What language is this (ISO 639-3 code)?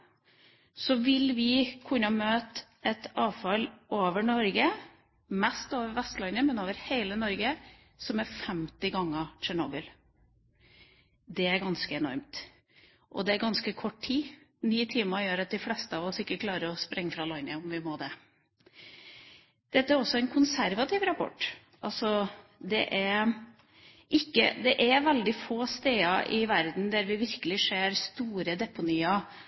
nob